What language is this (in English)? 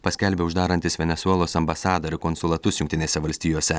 Lithuanian